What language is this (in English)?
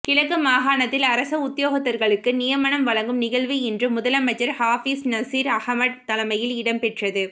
Tamil